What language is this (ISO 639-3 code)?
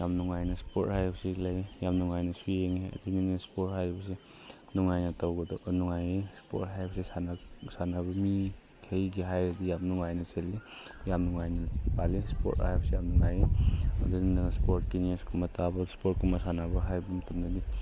mni